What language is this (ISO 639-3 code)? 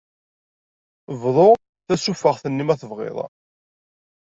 kab